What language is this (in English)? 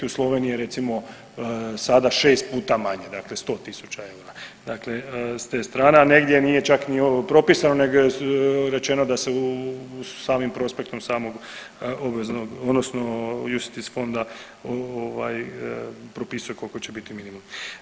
Croatian